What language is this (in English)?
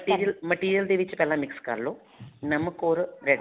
Punjabi